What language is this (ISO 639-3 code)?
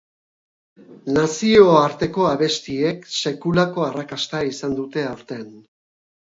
eus